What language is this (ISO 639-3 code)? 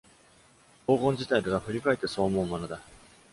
jpn